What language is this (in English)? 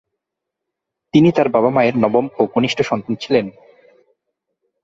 Bangla